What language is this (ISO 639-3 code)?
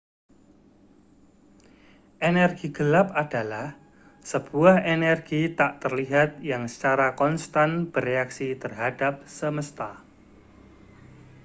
ind